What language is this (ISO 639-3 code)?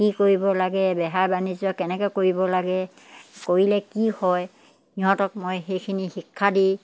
asm